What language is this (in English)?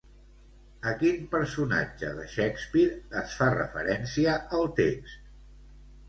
Catalan